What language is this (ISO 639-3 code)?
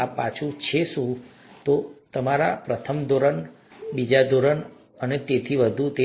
guj